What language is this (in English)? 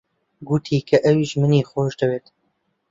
Central Kurdish